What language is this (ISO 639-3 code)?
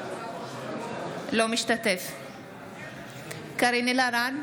heb